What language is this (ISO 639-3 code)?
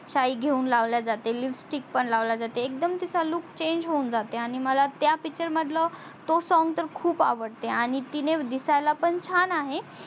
mar